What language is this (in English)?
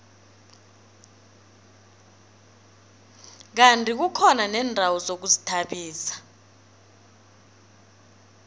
South Ndebele